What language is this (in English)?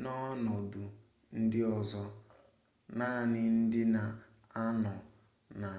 Igbo